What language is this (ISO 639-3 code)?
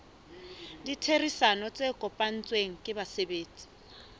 sot